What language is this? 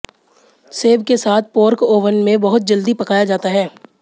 Hindi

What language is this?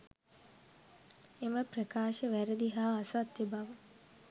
Sinhala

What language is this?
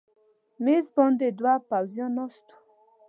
Pashto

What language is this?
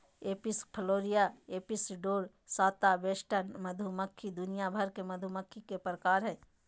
Magahi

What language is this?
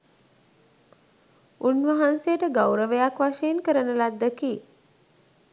Sinhala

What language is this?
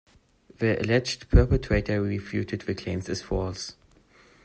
English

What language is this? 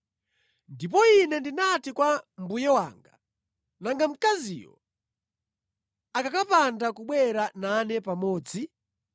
Nyanja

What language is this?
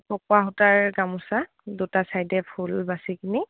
Assamese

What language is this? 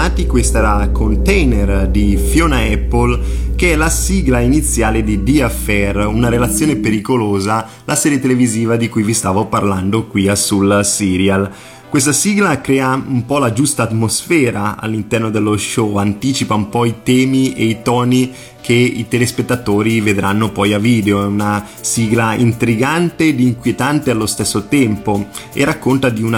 Italian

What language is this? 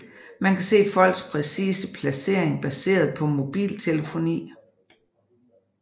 Danish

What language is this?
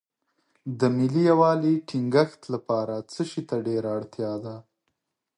Pashto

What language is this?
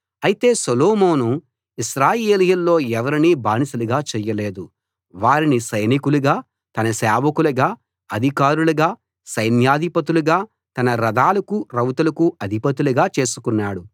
Telugu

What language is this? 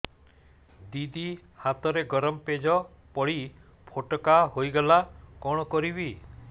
Odia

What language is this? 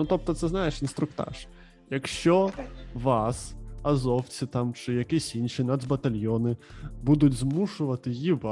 Ukrainian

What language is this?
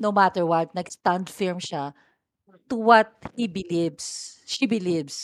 Filipino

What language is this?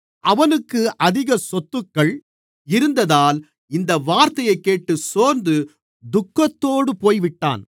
Tamil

